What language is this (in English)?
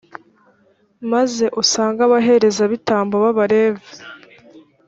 Kinyarwanda